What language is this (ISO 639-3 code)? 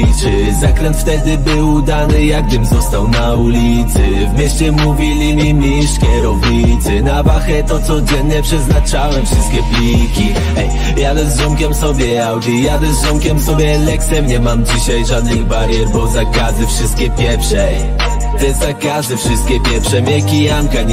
pol